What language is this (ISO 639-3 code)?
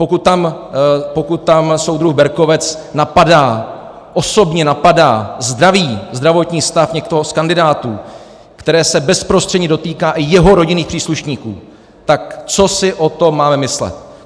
ces